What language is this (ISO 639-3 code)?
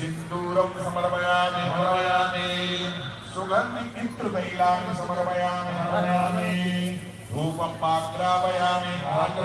hin